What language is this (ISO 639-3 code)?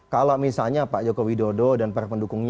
ind